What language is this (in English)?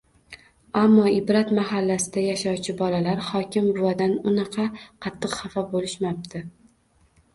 Uzbek